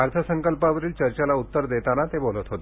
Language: Marathi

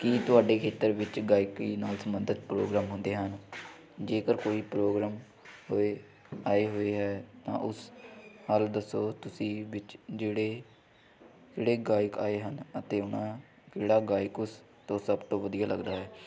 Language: Punjabi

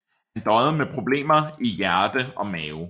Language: Danish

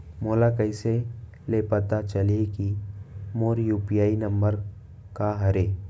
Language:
Chhattisgarhi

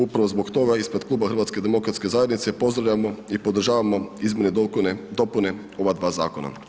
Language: Croatian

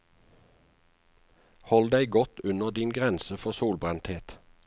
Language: Norwegian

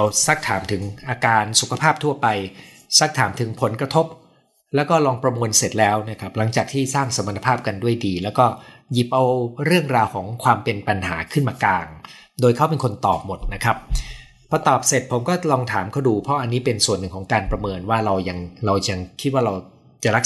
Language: Thai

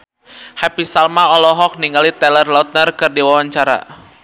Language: Sundanese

